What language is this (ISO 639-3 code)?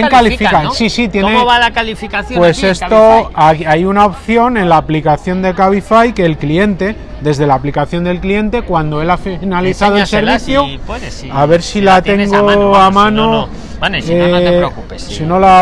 spa